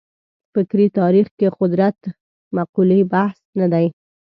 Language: Pashto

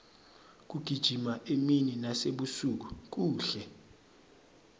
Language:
Swati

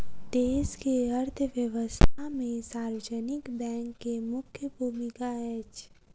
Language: Maithili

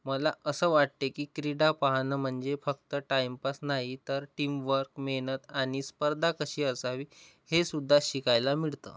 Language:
Marathi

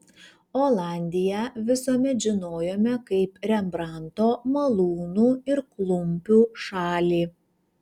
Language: Lithuanian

